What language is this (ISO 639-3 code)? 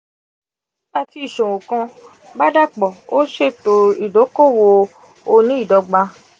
yor